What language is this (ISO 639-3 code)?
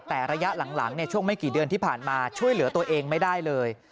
tha